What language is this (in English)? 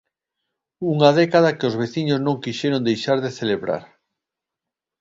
Galician